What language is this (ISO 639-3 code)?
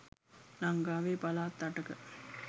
sin